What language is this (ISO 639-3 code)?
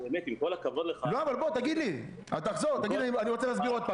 heb